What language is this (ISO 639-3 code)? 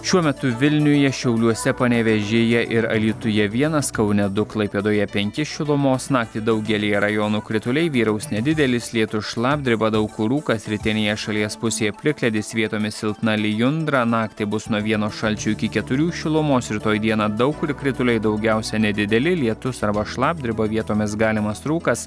lit